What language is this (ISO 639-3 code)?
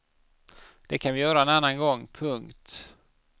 swe